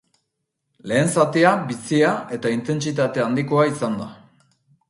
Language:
Basque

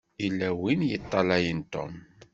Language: Kabyle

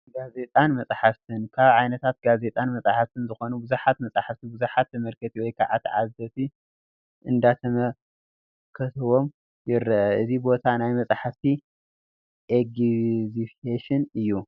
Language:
Tigrinya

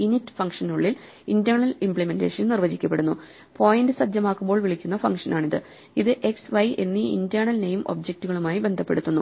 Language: Malayalam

